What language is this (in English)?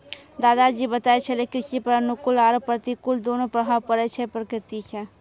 Maithili